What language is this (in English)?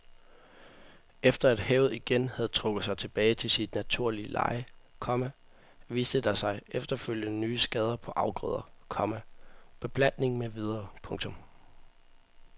Danish